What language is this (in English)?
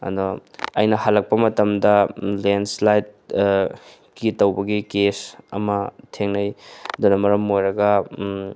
Manipuri